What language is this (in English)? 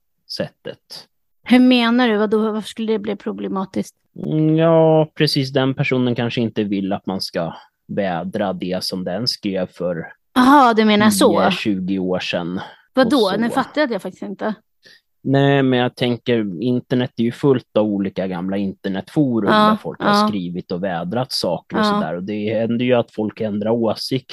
Swedish